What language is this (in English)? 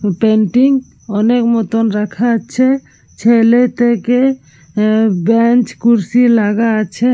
Bangla